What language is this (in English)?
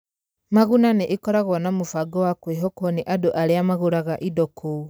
Kikuyu